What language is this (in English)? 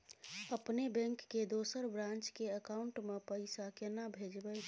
Maithili